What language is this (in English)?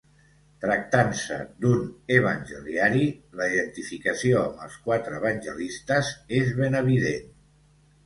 Catalan